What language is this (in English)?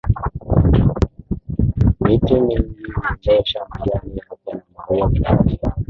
Swahili